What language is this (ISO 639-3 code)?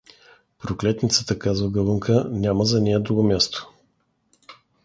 bul